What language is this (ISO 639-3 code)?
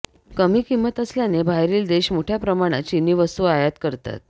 mar